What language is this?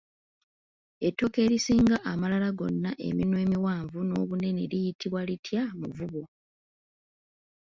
Ganda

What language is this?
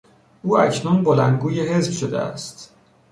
Persian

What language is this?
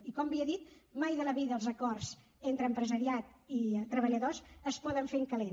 Catalan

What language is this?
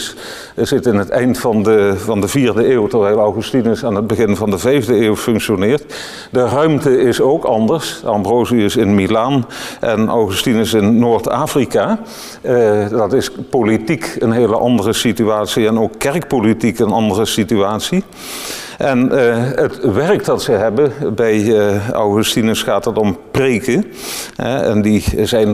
Dutch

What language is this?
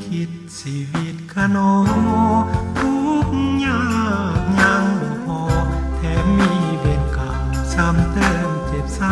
Thai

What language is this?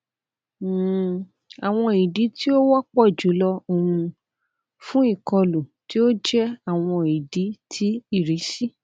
Yoruba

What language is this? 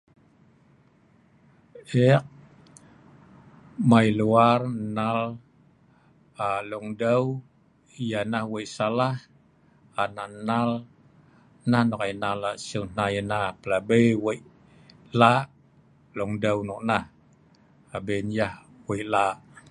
Sa'ban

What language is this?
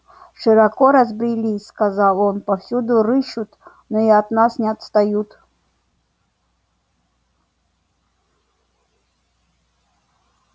Russian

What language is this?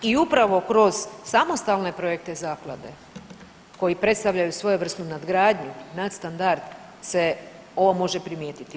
Croatian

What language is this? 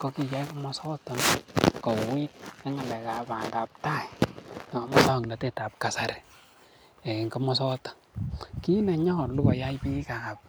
Kalenjin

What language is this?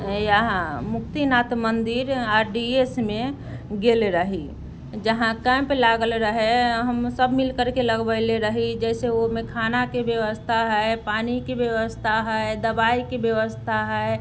Maithili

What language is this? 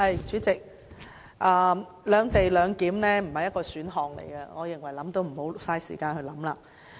Cantonese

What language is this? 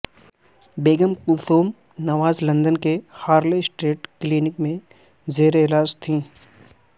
Urdu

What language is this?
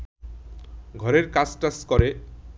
Bangla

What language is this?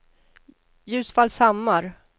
Swedish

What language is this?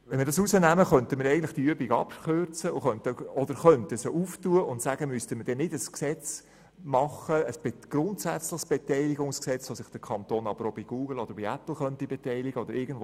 Swiss German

